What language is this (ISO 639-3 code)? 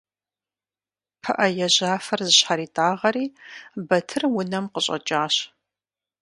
kbd